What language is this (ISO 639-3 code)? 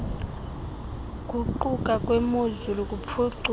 xho